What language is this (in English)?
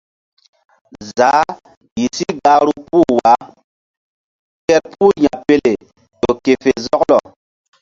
Mbum